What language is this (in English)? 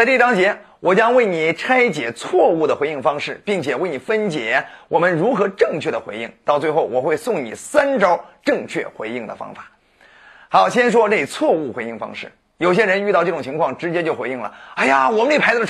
Chinese